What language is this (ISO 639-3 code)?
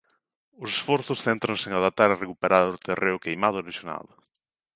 glg